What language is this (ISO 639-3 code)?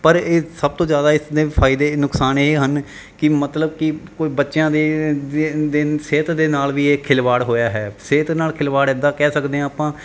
pan